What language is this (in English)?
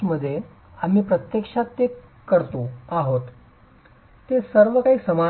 Marathi